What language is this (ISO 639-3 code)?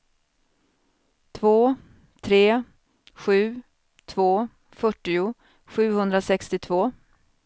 swe